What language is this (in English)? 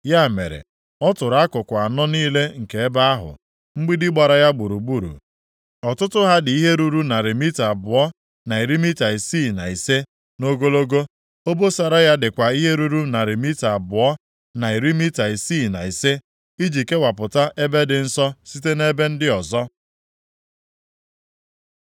Igbo